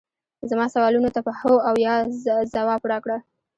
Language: Pashto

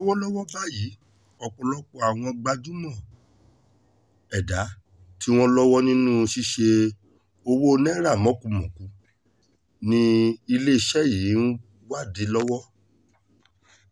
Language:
Yoruba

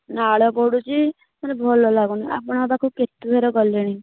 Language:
Odia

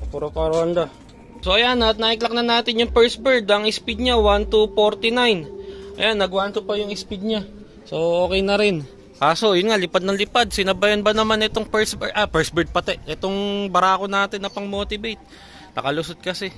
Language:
Filipino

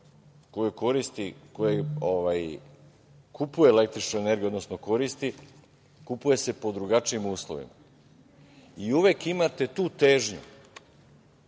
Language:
Serbian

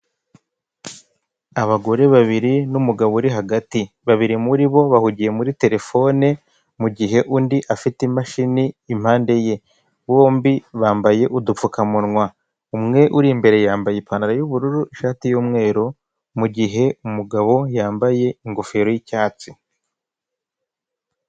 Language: Kinyarwanda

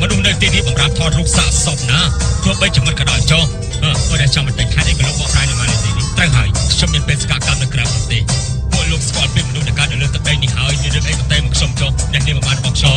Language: Thai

